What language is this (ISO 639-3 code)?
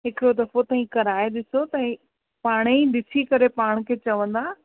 snd